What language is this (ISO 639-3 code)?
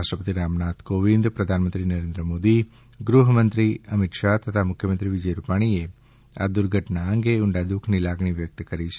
guj